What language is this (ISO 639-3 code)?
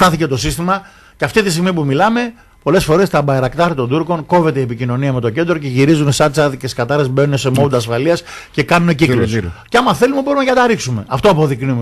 ell